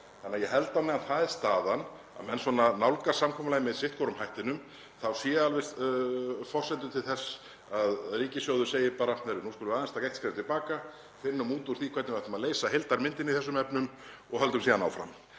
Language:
Icelandic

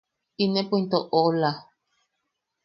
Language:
Yaqui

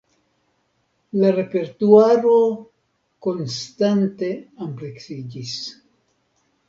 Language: Esperanto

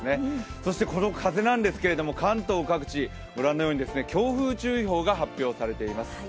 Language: Japanese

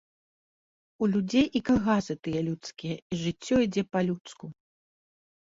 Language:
Belarusian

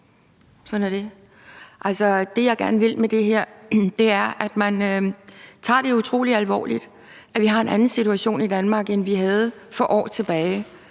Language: Danish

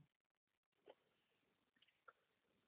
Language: Marathi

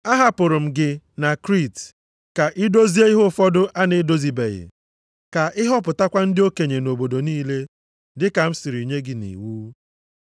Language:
Igbo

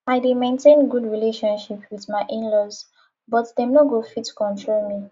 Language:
Nigerian Pidgin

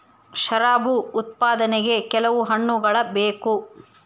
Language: Kannada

